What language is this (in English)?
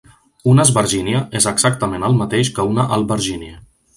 Catalan